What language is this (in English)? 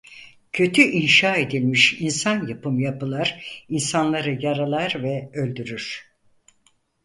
Turkish